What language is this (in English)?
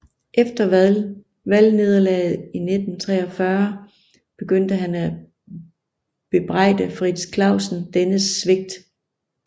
Danish